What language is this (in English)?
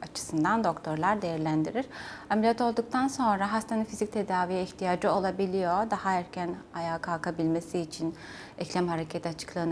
Turkish